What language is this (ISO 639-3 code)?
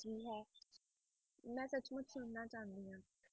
pan